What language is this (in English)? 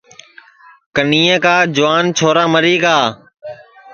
Sansi